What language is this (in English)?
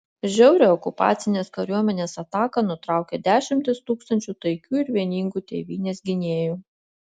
Lithuanian